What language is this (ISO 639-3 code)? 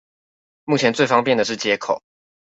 zho